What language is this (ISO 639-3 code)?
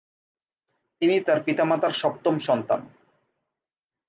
ben